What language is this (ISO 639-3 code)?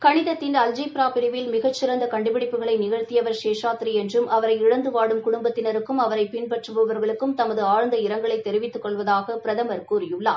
tam